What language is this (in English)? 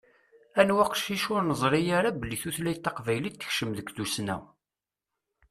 Kabyle